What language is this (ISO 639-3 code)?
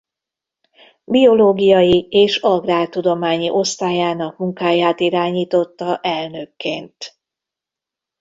hun